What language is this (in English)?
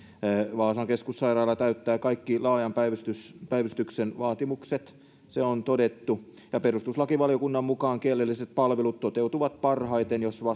Finnish